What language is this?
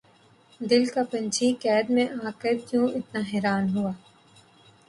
Urdu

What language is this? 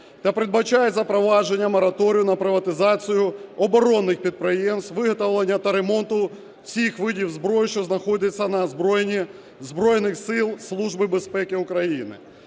Ukrainian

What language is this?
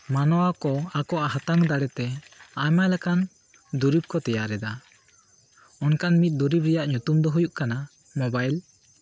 Santali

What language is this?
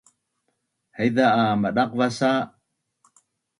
Bunun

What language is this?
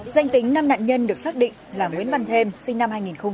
Vietnamese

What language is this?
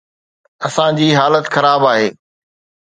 Sindhi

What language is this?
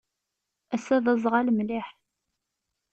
Kabyle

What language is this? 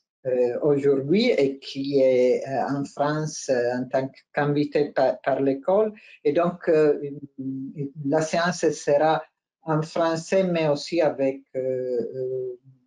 French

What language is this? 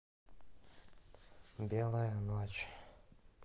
Russian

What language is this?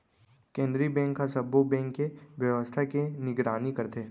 Chhattisgarhi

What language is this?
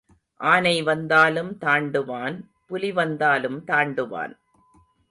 Tamil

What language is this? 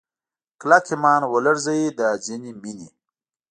Pashto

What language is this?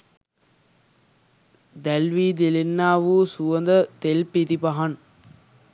Sinhala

